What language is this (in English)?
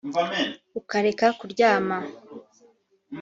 Kinyarwanda